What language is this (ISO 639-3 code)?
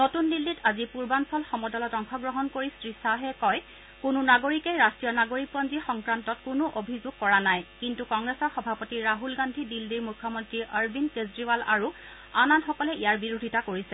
asm